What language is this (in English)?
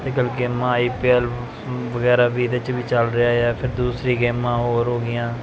Punjabi